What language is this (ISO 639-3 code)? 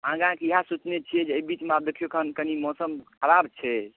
mai